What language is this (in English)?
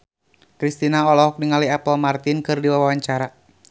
Sundanese